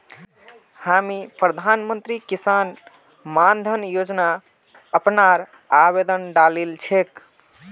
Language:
Magahi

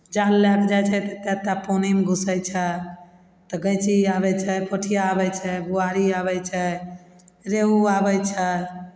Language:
Maithili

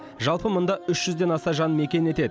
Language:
Kazakh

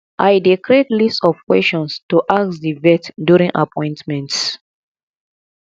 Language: Nigerian Pidgin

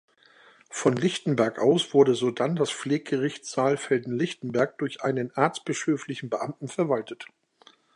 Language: German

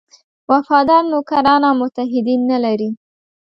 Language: Pashto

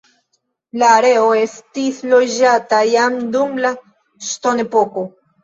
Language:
Esperanto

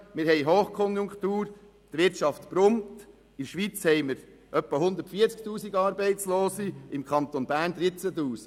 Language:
Swiss German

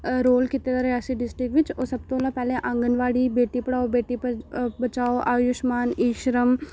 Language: Dogri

